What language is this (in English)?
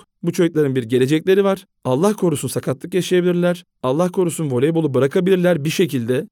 Turkish